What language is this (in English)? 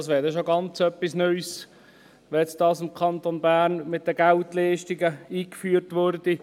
Swiss German